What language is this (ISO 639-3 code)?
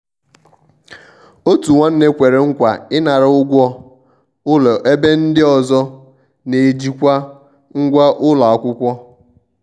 ibo